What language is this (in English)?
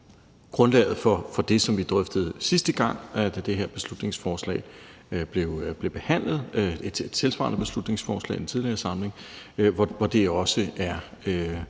Danish